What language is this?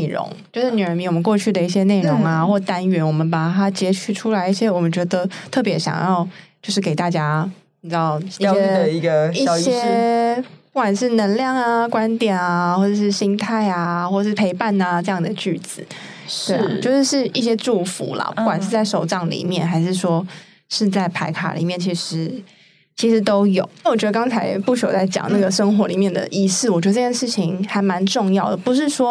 Chinese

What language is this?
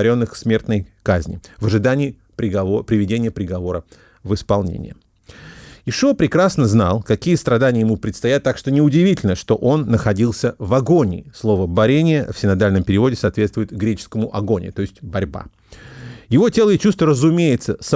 Russian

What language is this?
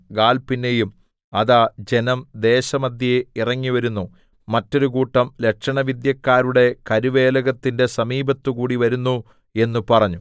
Malayalam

